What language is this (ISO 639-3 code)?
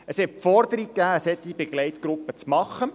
gsw